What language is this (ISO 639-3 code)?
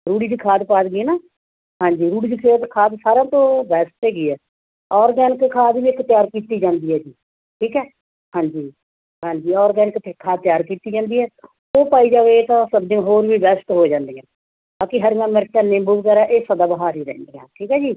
pan